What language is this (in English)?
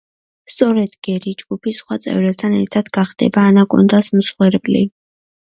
Georgian